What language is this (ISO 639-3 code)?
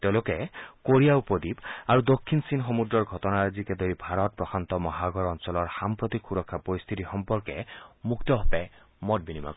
asm